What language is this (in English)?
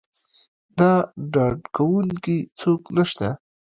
Pashto